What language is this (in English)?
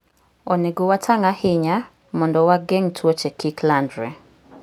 Luo (Kenya and Tanzania)